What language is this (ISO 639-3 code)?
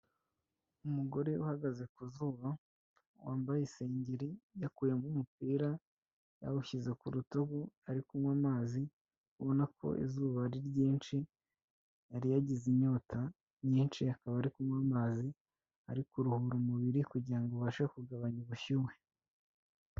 kin